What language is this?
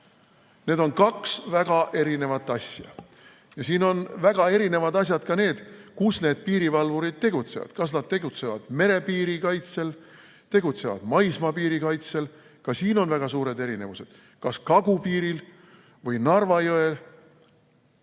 Estonian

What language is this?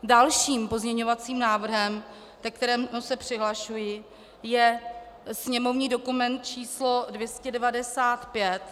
Czech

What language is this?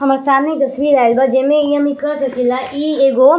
Bhojpuri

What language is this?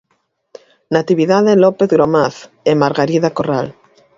Galician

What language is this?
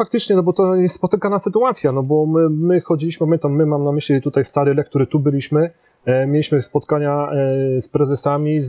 Polish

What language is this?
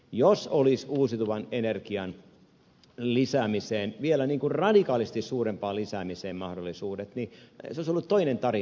Finnish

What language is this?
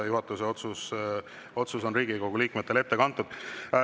Estonian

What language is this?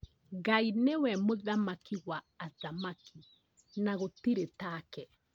Kikuyu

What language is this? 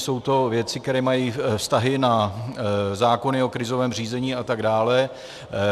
Czech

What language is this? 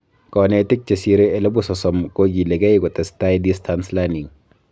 Kalenjin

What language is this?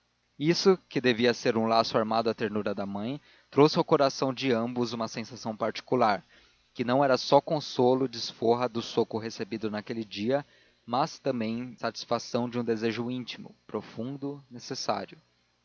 Portuguese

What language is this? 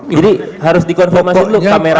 Indonesian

